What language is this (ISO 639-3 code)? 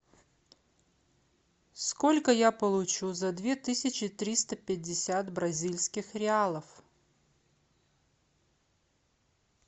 rus